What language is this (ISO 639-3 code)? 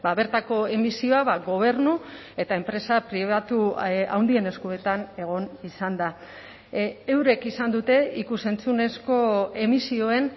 eus